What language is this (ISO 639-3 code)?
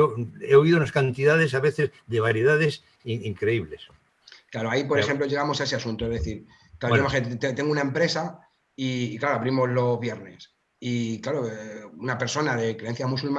spa